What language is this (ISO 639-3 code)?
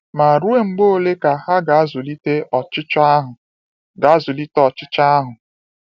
ibo